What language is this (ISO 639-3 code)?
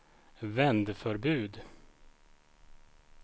swe